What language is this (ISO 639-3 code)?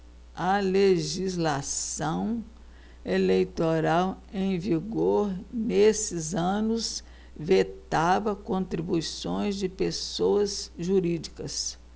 por